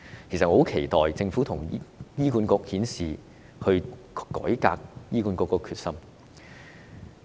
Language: Cantonese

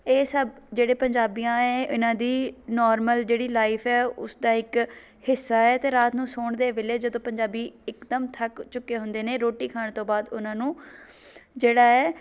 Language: Punjabi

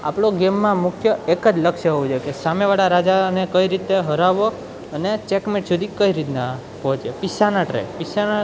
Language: Gujarati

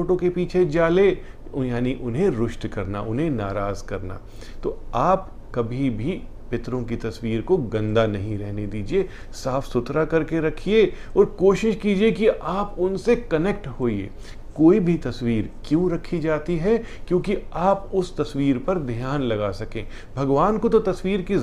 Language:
Hindi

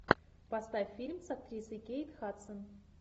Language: Russian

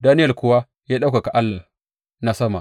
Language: Hausa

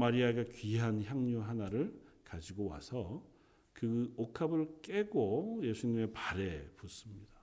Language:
Korean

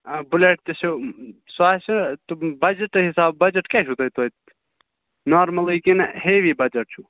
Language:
Kashmiri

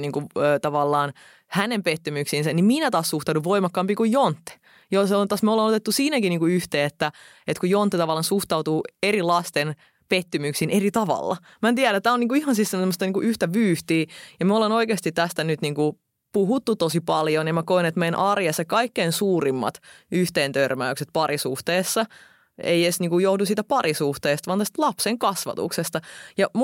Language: Finnish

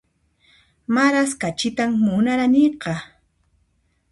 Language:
Puno Quechua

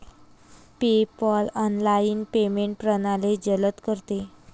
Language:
Marathi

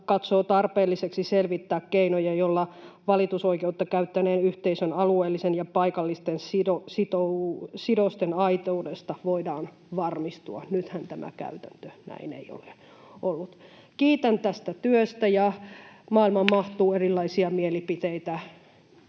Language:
Finnish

